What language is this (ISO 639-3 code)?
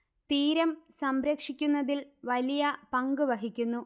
mal